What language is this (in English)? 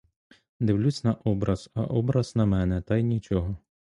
Ukrainian